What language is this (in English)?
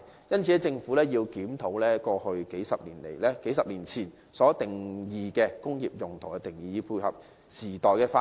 Cantonese